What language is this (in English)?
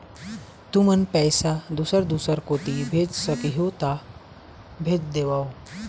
Chhattisgarhi